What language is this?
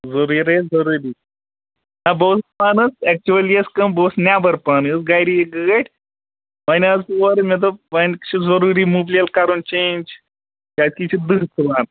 Kashmiri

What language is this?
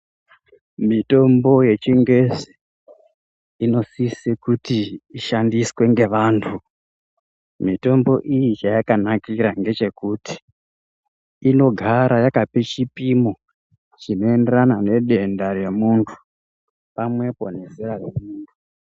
Ndau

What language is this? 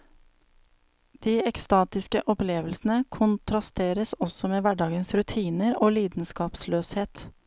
Norwegian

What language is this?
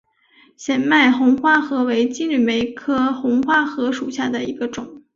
Chinese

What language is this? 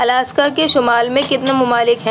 Urdu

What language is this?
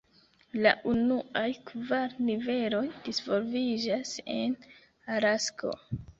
Esperanto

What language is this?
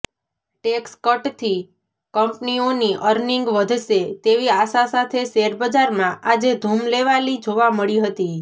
Gujarati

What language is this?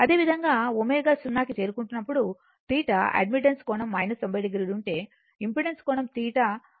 Telugu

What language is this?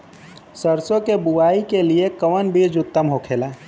Bhojpuri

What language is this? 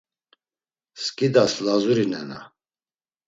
Laz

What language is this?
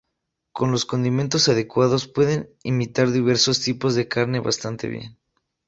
Spanish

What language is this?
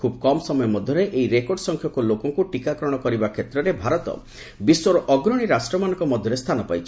Odia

